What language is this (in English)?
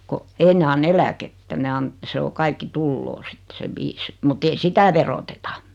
Finnish